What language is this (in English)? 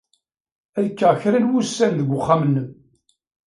Kabyle